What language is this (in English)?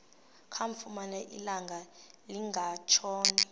Xhosa